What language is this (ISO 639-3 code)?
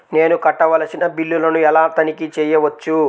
tel